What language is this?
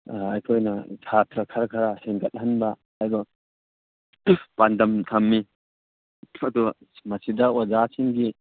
Manipuri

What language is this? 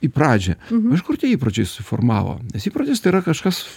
Lithuanian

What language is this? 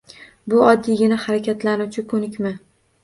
Uzbek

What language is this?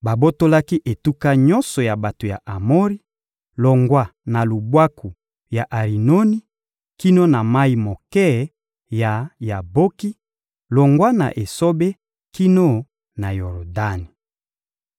Lingala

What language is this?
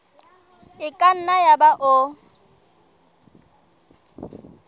Southern Sotho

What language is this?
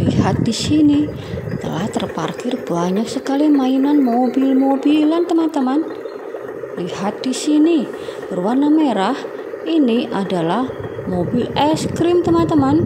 Indonesian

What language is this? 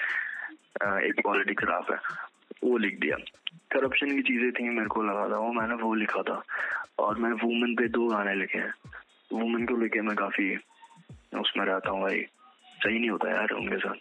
Hindi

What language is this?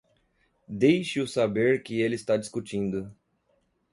Portuguese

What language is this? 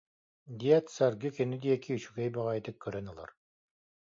Yakut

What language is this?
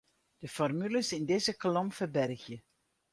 Western Frisian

